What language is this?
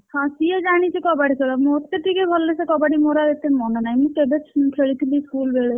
Odia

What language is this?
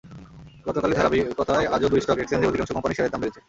Bangla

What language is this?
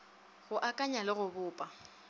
Northern Sotho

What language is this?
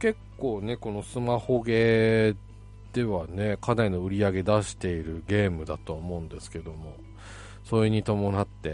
Japanese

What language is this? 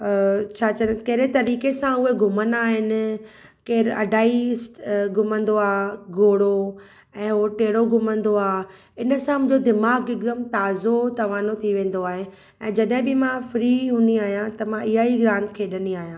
Sindhi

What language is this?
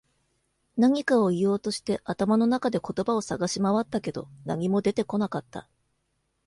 Japanese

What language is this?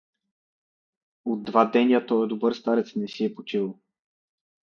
Bulgarian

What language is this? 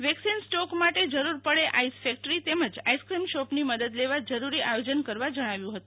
Gujarati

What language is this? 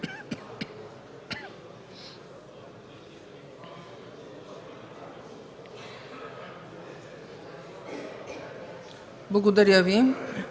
Bulgarian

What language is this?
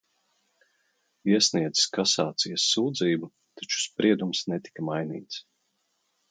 Latvian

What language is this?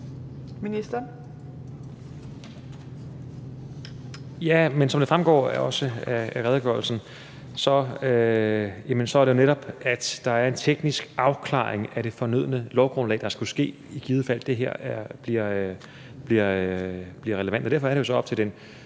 Danish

